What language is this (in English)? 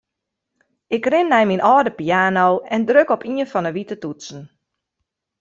Western Frisian